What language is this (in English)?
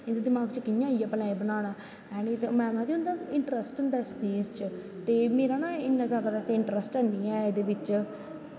Dogri